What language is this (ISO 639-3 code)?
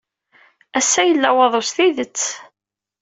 kab